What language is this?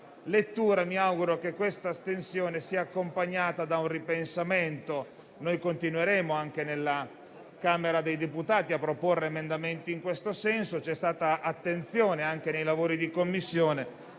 Italian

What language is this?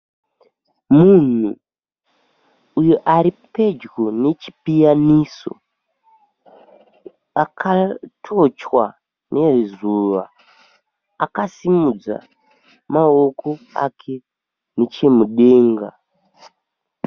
Shona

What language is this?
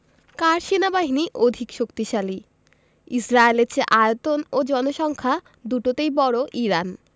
Bangla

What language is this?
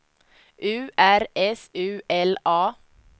Swedish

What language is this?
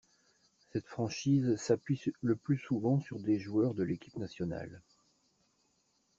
French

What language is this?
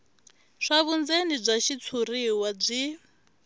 Tsonga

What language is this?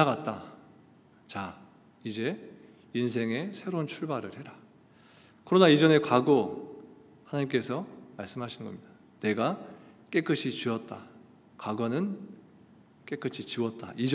Korean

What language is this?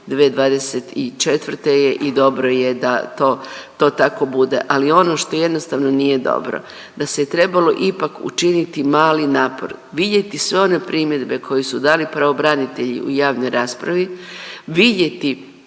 Croatian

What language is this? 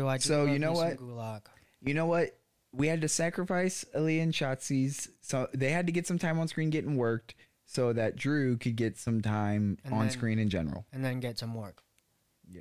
English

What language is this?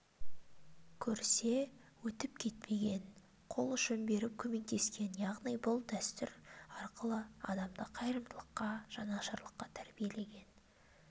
Kazakh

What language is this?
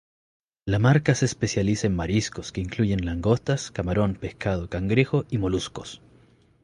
Spanish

